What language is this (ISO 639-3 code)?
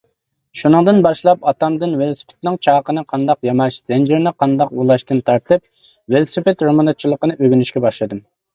uig